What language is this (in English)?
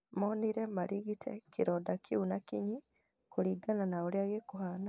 Kikuyu